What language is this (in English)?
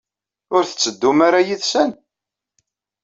Kabyle